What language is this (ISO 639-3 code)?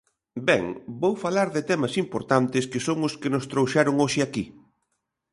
glg